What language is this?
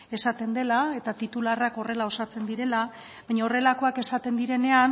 Basque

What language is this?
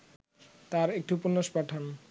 Bangla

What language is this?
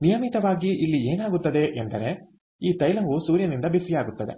Kannada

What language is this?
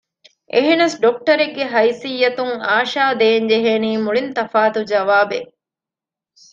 Divehi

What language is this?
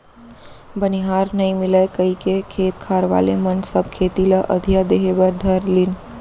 Chhattisgarhi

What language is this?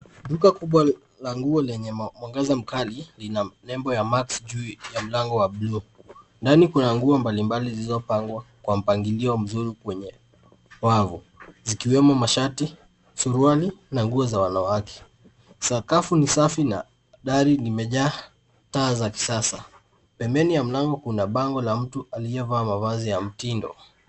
Swahili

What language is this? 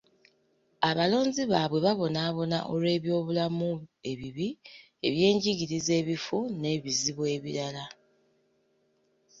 Ganda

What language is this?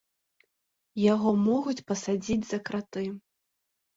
Belarusian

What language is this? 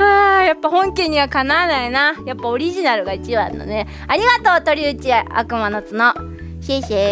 Japanese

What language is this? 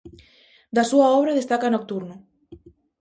Galician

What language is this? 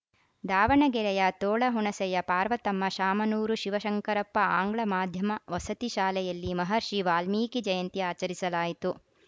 Kannada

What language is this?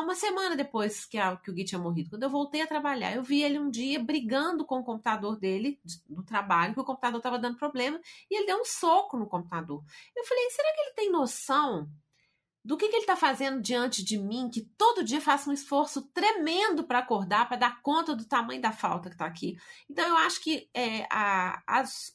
Portuguese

